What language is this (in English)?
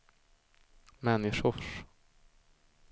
Swedish